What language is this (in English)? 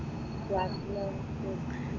Malayalam